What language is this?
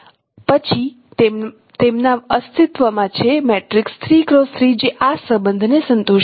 Gujarati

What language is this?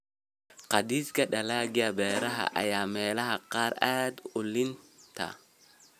Somali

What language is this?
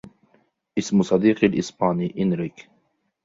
Arabic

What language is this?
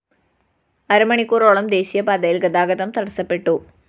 Malayalam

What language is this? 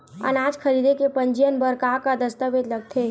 Chhattisgarhi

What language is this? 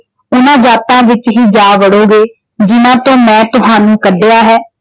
Punjabi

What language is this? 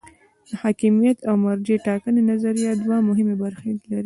Pashto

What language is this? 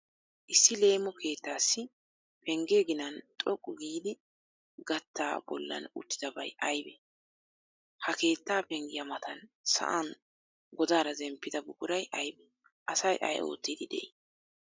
Wolaytta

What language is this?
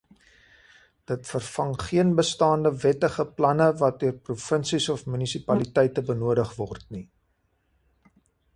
Afrikaans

